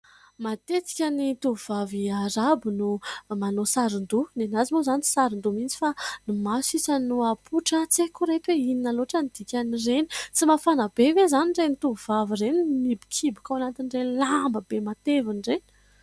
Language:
Malagasy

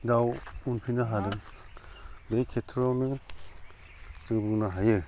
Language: Bodo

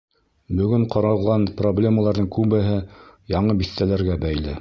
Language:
Bashkir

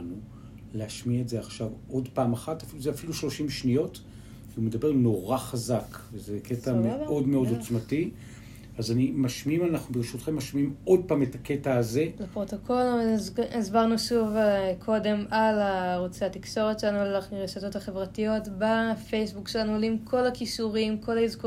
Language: Hebrew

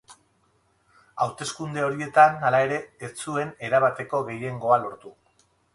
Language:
Basque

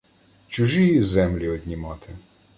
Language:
Ukrainian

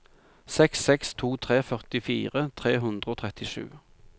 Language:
Norwegian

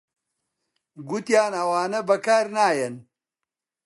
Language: Central Kurdish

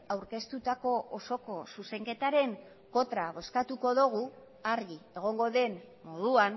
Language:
Basque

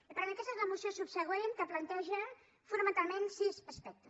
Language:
Catalan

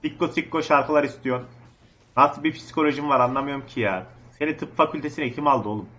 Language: Turkish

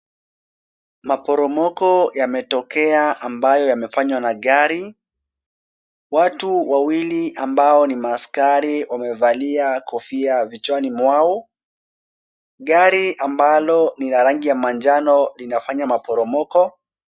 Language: Swahili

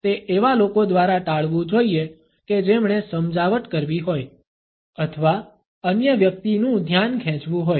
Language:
Gujarati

